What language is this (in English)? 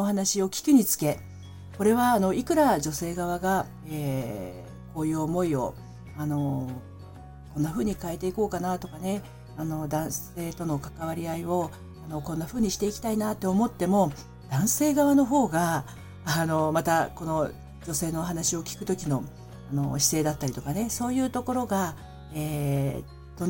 Japanese